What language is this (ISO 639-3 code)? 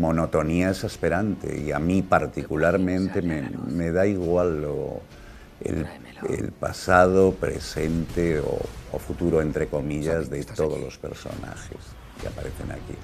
spa